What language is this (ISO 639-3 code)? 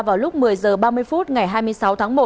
vie